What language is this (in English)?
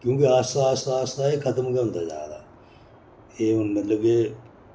Dogri